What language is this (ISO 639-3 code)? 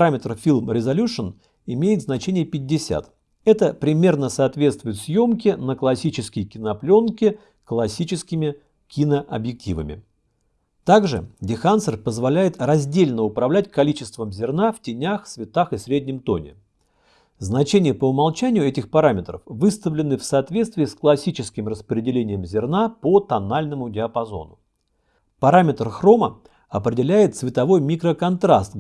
rus